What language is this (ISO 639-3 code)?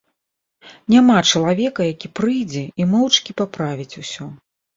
bel